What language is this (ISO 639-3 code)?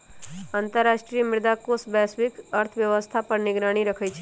mag